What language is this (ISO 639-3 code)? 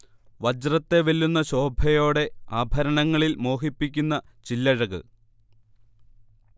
mal